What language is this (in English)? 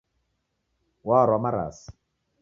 Taita